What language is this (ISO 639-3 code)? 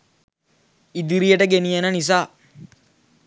sin